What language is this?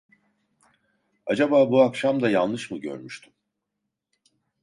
Turkish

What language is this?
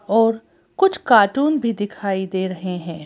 Hindi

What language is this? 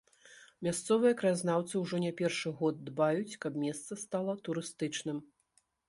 Belarusian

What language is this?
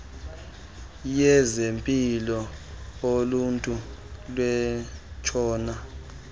Xhosa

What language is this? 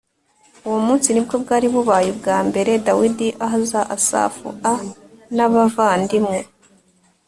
Kinyarwanda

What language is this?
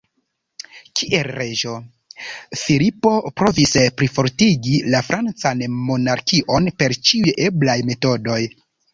Esperanto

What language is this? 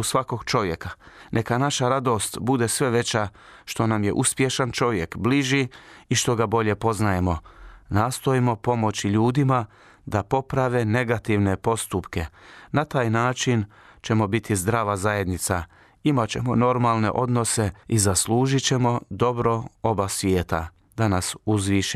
Croatian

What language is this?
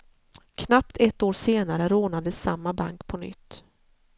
Swedish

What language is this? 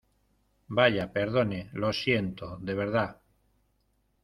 Spanish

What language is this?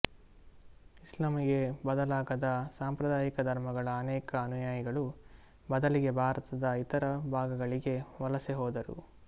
Kannada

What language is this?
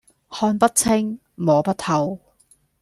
Cantonese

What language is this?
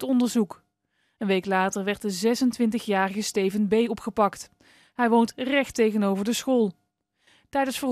Dutch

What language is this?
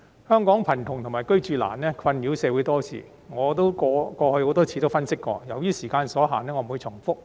Cantonese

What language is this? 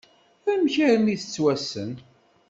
Kabyle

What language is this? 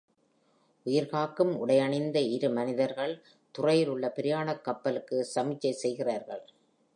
Tamil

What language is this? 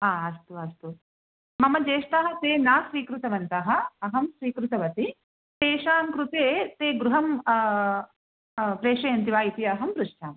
Sanskrit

